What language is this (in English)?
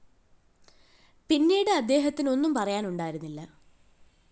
Malayalam